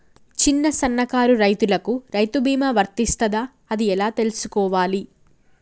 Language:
Telugu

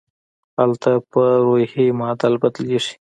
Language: Pashto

